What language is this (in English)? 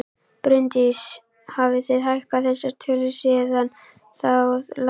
Icelandic